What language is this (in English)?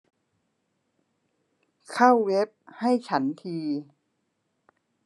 Thai